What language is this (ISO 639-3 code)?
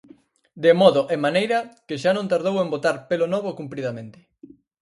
glg